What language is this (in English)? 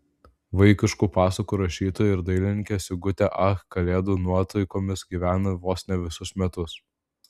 Lithuanian